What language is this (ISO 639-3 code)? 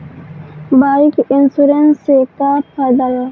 bho